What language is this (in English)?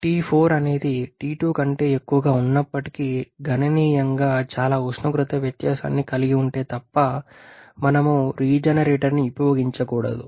Telugu